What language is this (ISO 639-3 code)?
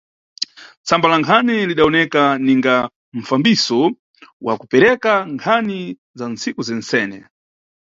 nyu